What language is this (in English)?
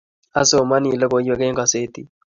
Kalenjin